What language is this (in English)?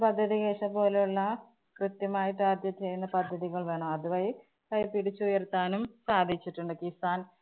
Malayalam